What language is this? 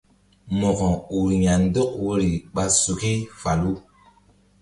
Mbum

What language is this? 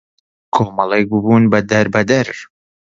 Central Kurdish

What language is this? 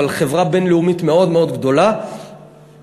Hebrew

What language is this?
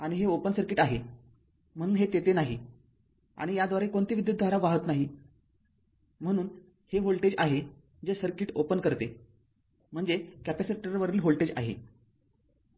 Marathi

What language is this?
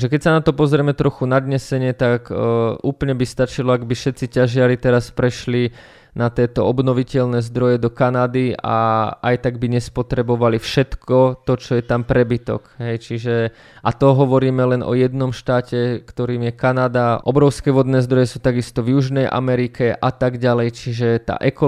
Slovak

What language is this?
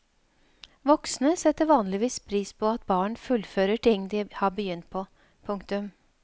Norwegian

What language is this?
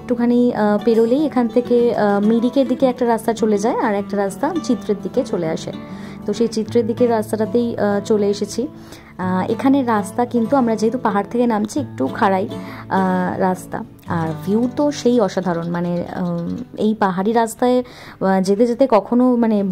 Bangla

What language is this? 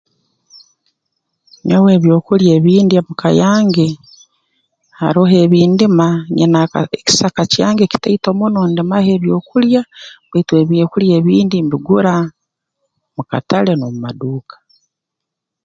Tooro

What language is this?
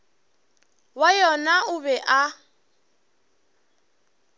Northern Sotho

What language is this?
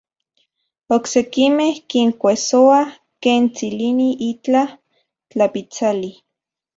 Central Puebla Nahuatl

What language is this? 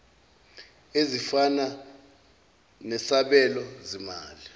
Zulu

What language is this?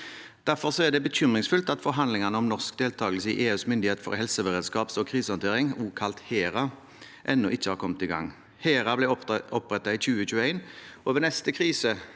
Norwegian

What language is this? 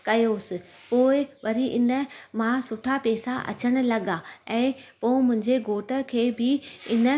Sindhi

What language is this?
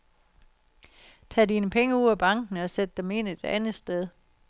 Danish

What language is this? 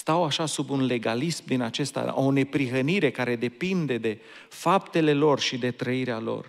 Romanian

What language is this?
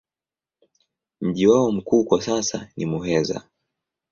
Swahili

